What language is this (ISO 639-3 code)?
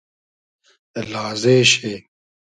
haz